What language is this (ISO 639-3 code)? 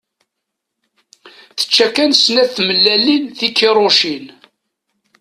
kab